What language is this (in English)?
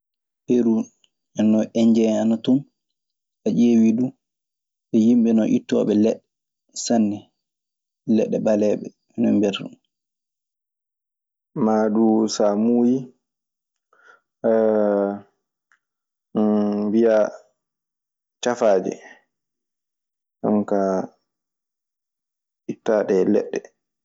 Maasina Fulfulde